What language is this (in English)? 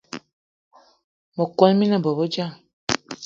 Eton (Cameroon)